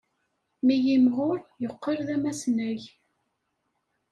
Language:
Kabyle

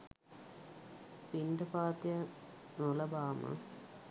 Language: Sinhala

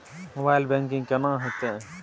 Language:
Maithili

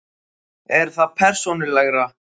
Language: Icelandic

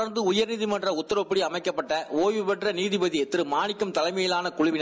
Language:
Tamil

